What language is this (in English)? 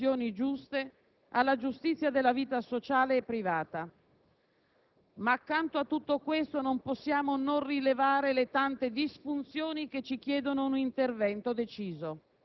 Italian